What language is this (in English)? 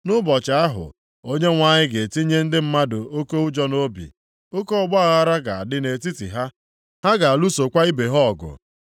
Igbo